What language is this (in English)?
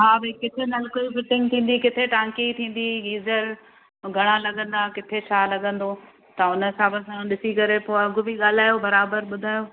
Sindhi